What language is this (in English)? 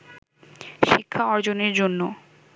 Bangla